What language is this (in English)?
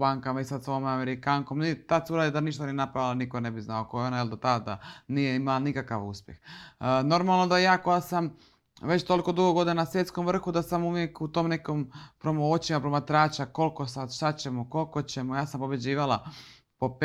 Croatian